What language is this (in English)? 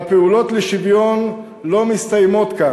Hebrew